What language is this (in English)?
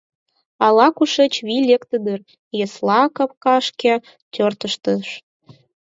Mari